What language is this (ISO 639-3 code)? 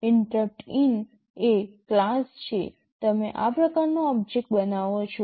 guj